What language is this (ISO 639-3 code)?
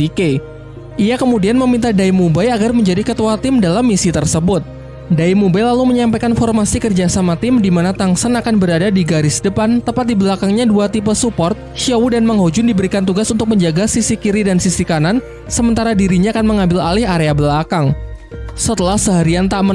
ind